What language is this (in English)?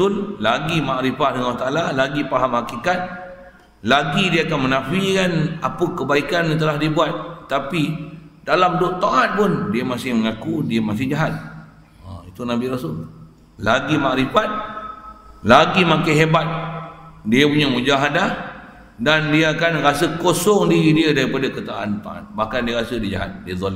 Malay